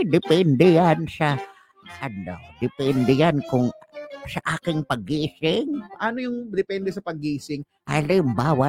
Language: Filipino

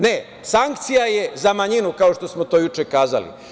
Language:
Serbian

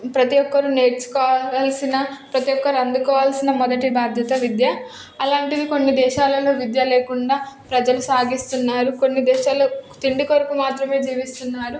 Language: Telugu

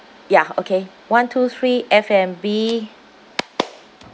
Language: English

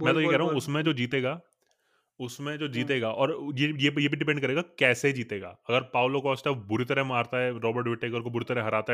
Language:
Hindi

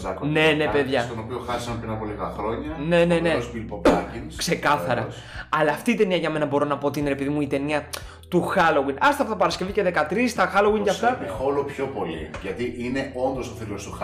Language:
Greek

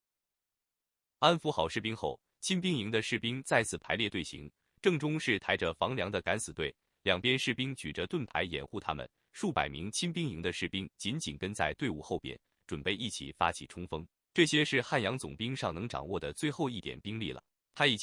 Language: Chinese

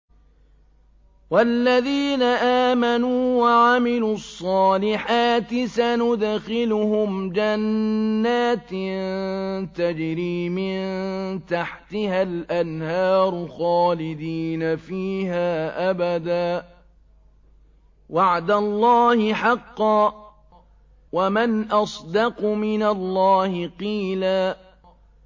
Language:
Arabic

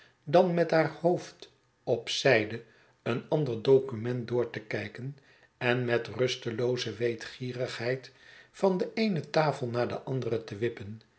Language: Dutch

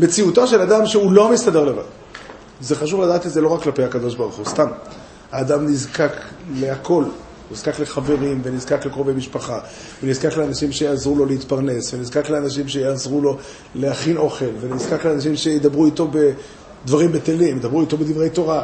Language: Hebrew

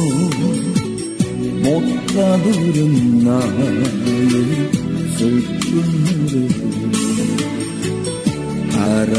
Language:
Korean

